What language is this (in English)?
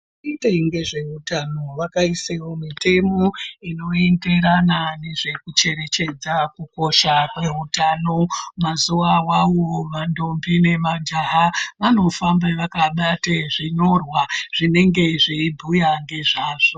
Ndau